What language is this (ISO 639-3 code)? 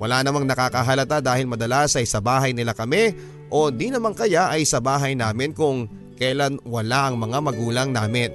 fil